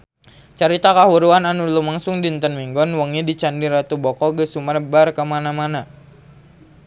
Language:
Sundanese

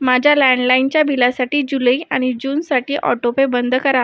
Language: Marathi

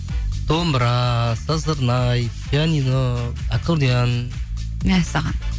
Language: Kazakh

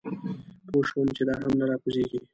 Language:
Pashto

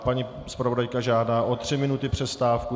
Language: Czech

